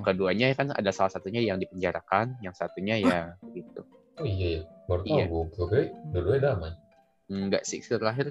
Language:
Indonesian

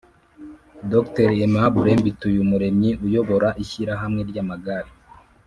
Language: Kinyarwanda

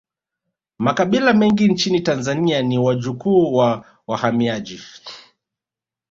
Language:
Swahili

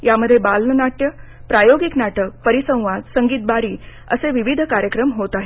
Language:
Marathi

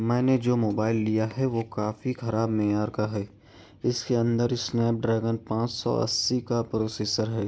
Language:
Urdu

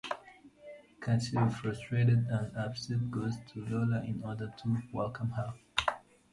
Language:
English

